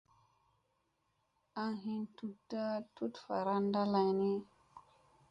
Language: Musey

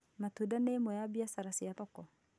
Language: Kikuyu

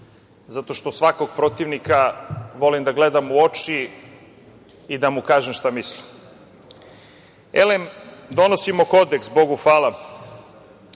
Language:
Serbian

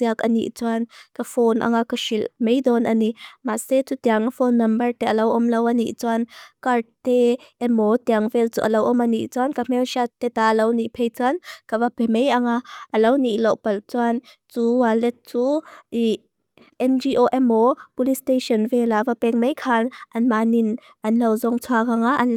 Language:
Mizo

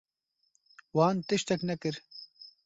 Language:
Kurdish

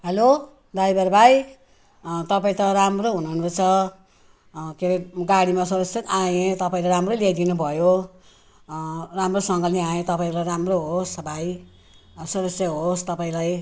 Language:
Nepali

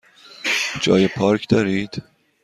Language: Persian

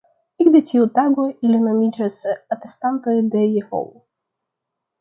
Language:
Esperanto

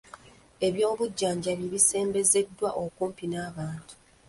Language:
Ganda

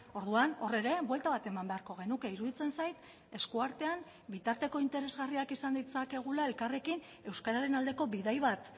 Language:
Basque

